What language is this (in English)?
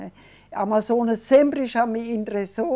Portuguese